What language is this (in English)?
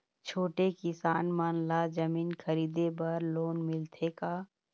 Chhattisgarhi